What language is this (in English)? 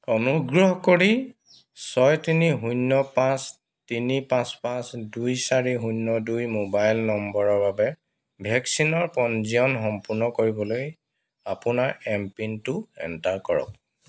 Assamese